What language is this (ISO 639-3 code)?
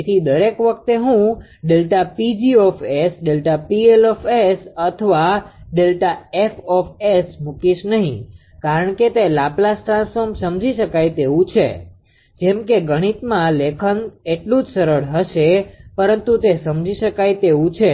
guj